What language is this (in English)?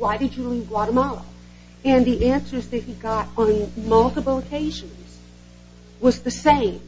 English